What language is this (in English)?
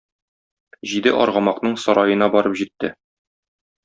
Tatar